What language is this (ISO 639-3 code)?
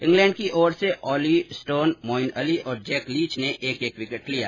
hin